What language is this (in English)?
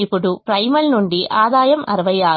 Telugu